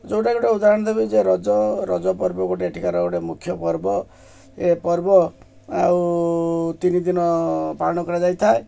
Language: Odia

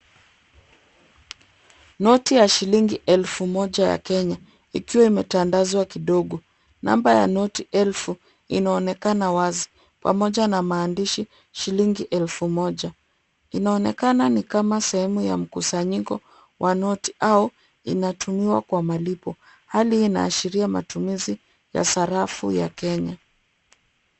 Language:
Swahili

